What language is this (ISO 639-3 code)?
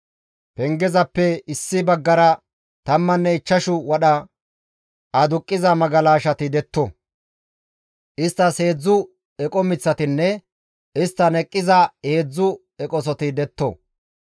gmv